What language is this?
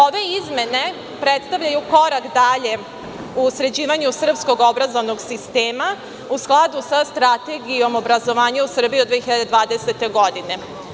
Serbian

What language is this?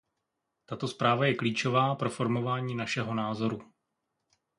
Czech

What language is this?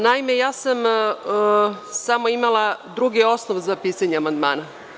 Serbian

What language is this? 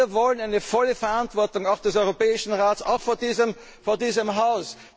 German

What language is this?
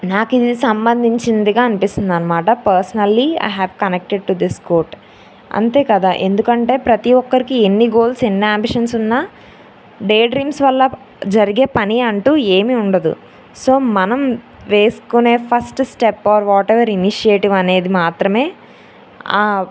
Telugu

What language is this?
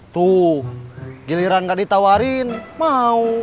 Indonesian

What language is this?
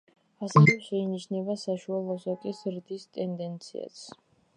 Georgian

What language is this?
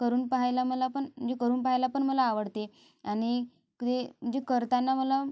Marathi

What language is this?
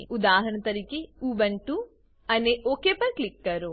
Gujarati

